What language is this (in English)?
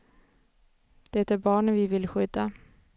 Swedish